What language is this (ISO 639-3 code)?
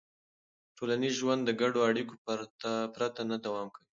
pus